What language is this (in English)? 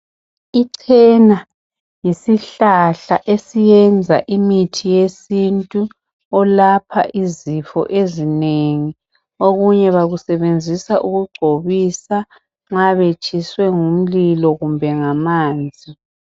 North Ndebele